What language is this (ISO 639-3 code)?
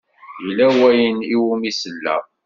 kab